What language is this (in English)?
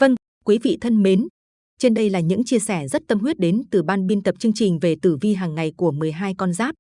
Vietnamese